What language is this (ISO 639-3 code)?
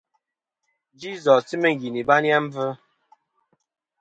bkm